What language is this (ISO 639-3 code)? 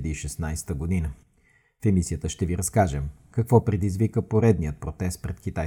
bul